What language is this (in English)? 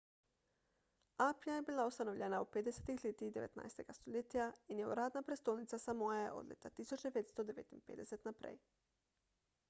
Slovenian